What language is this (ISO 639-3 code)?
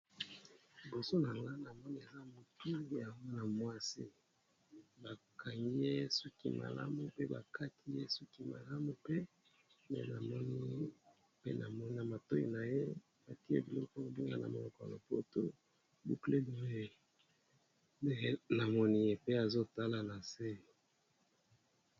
lin